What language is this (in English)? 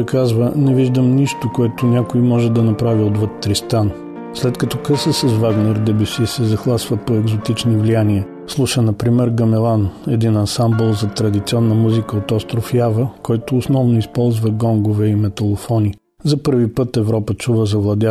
Bulgarian